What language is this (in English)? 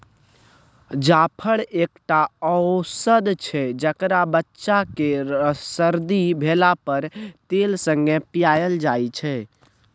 Maithili